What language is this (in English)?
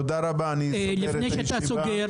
Hebrew